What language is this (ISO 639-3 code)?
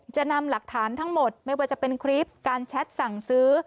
tha